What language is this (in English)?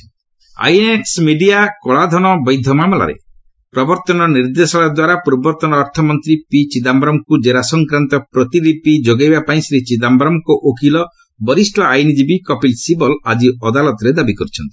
Odia